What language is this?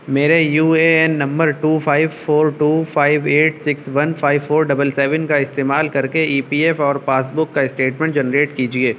Urdu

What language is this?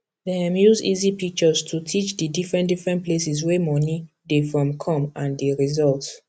Nigerian Pidgin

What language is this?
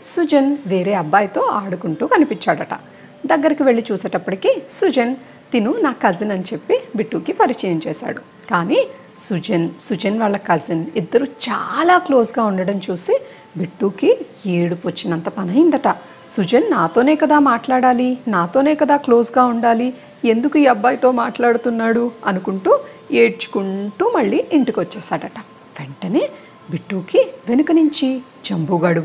Telugu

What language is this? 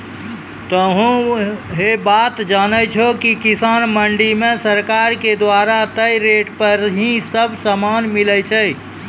Maithili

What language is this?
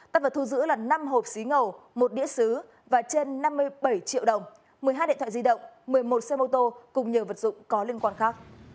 Vietnamese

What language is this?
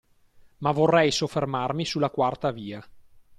Italian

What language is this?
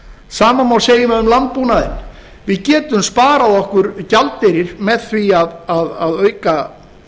Icelandic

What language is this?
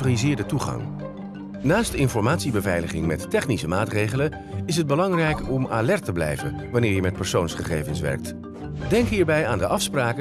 Dutch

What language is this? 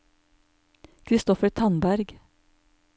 Norwegian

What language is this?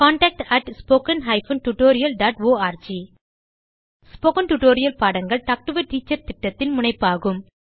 Tamil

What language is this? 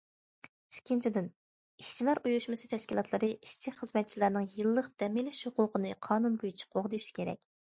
Uyghur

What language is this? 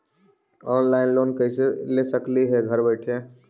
Magahi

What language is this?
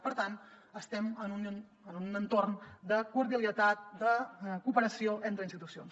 Catalan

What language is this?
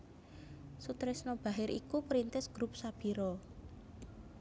Javanese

